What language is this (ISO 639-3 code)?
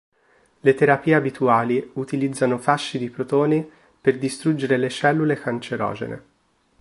ita